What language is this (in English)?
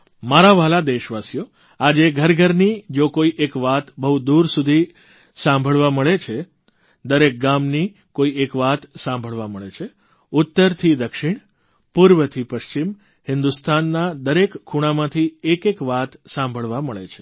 Gujarati